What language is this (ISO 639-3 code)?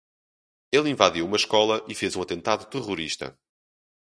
por